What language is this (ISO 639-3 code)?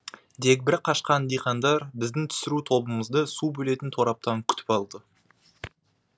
kaz